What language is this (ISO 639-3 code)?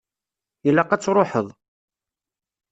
kab